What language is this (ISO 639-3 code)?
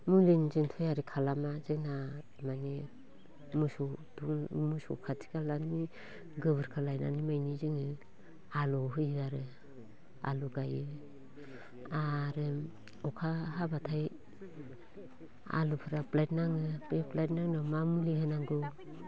brx